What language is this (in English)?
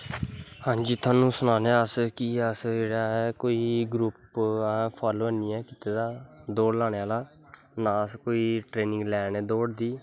Dogri